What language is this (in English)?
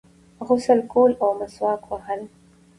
Pashto